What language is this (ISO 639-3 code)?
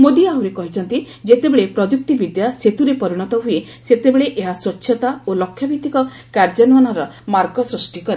ori